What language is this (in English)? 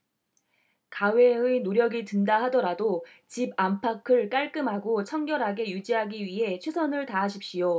Korean